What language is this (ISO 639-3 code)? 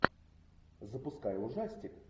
rus